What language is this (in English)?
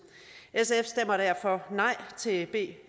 Danish